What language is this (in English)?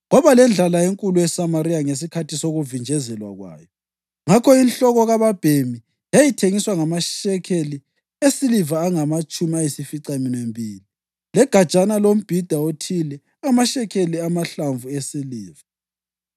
North Ndebele